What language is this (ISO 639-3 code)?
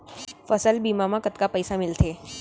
hne